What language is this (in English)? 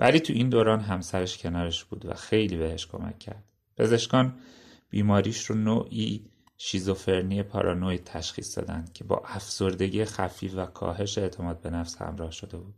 Persian